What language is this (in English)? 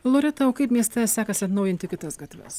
Lithuanian